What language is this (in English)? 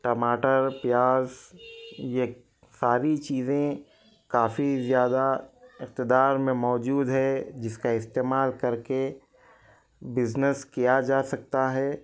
Urdu